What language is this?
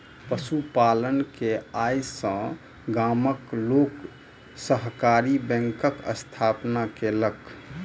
Maithili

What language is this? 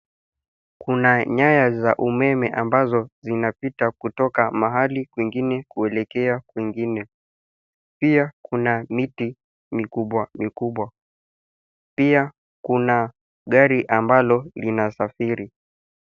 Swahili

